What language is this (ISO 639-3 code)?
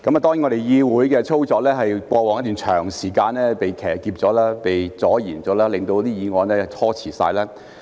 yue